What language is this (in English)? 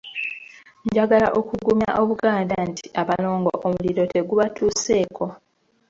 Ganda